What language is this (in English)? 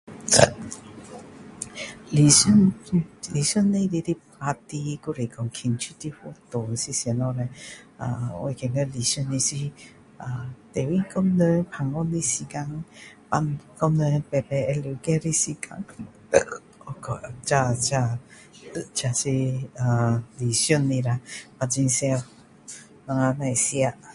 Min Dong Chinese